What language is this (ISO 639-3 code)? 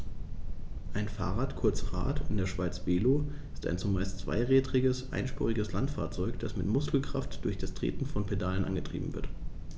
deu